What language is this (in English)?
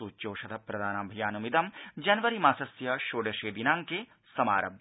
Sanskrit